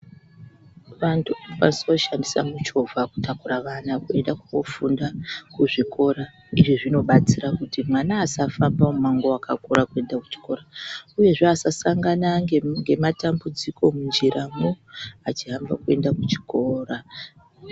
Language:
Ndau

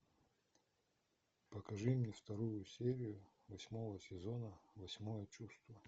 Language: Russian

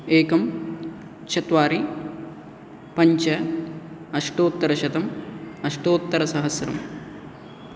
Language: Sanskrit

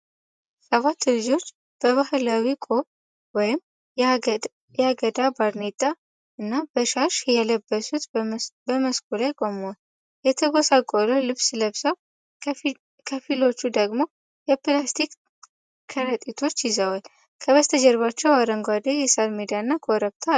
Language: Amharic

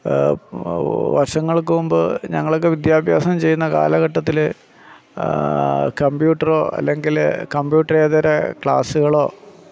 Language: Malayalam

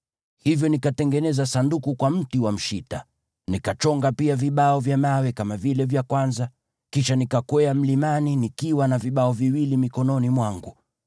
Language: Swahili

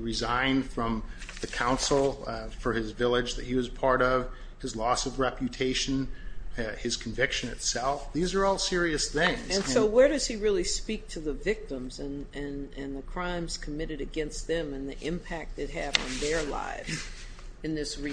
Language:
English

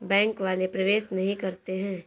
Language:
Hindi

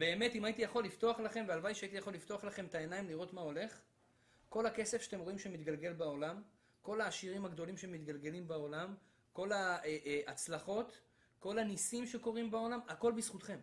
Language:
Hebrew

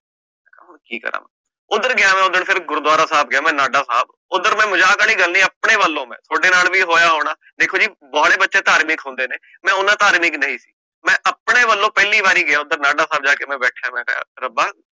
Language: Punjabi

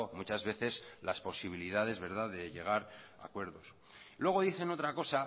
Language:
Spanish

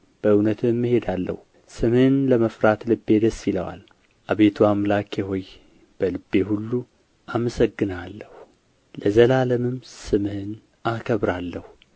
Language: Amharic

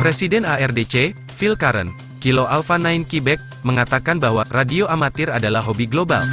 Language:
Indonesian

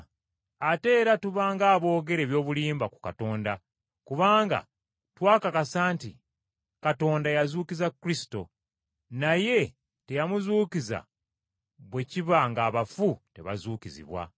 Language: Ganda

